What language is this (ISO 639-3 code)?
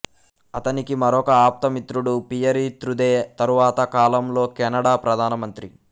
tel